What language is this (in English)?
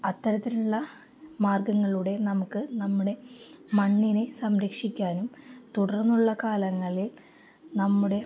Malayalam